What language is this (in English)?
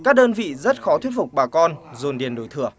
Vietnamese